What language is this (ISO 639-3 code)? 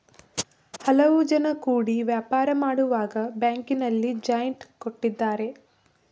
kan